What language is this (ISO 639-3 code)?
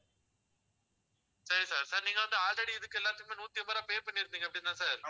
tam